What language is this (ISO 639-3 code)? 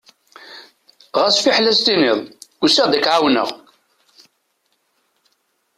kab